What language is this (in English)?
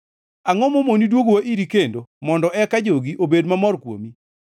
Luo (Kenya and Tanzania)